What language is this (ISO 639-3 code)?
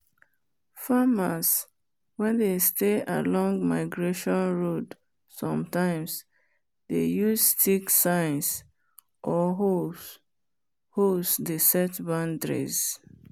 pcm